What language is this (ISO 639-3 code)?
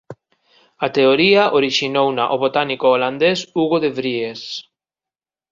glg